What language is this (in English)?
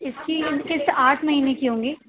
Urdu